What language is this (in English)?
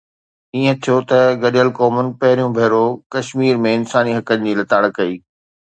Sindhi